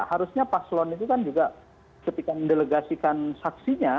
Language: Indonesian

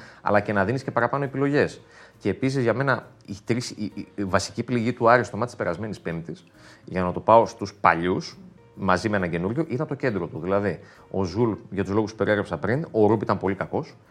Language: Greek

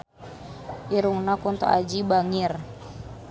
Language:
Sundanese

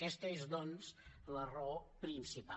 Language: Catalan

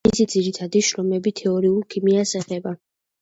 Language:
Georgian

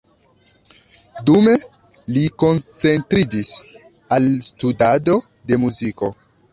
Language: Esperanto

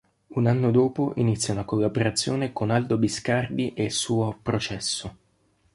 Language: Italian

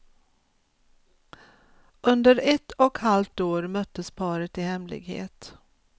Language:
Swedish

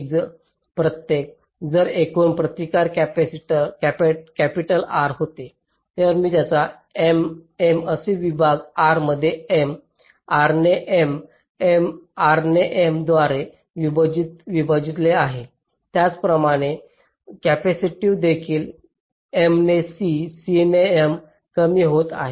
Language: Marathi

